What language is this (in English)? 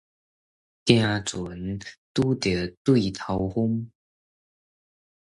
Min Nan Chinese